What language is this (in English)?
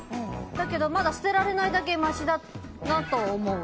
Japanese